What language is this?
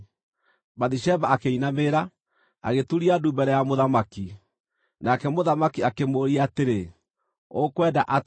Kikuyu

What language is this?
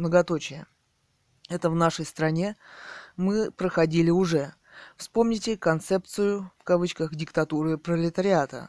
Russian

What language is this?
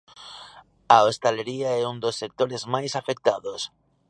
Galician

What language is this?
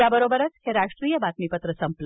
Marathi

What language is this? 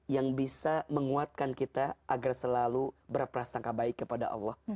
Indonesian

